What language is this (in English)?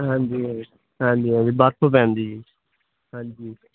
Punjabi